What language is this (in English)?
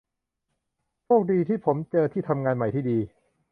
Thai